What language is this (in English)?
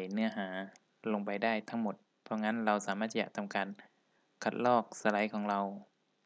Thai